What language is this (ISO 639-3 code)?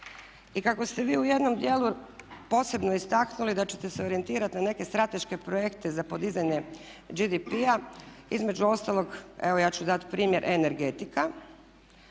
hrv